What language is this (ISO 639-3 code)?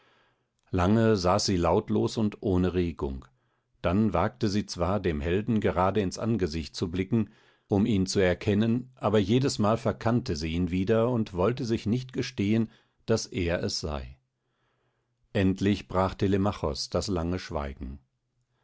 deu